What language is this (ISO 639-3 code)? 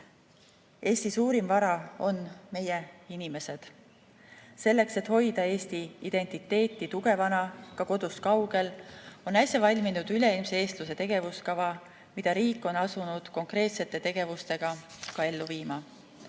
est